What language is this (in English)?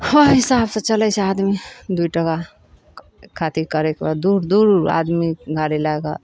Maithili